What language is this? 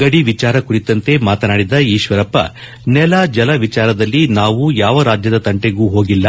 Kannada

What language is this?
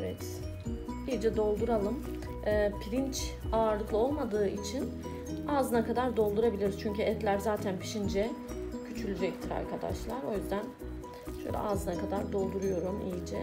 Turkish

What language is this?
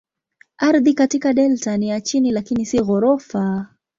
Swahili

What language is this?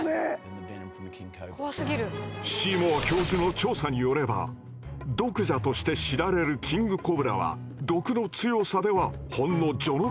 Japanese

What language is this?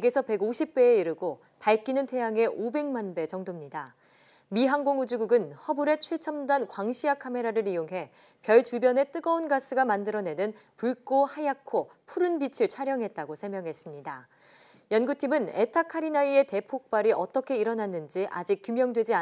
Korean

